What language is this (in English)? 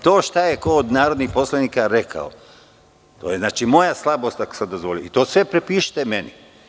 Serbian